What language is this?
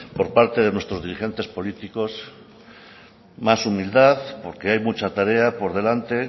Spanish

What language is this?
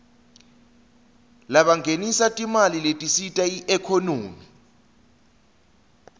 Swati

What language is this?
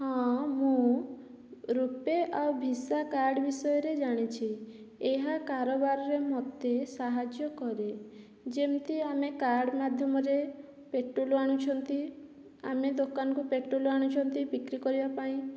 Odia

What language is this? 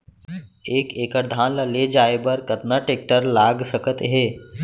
Chhattisgarhi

